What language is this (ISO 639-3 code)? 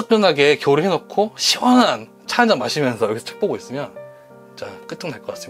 kor